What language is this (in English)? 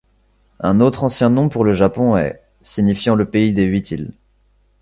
French